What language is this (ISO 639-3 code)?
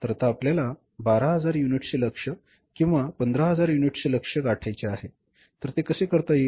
mar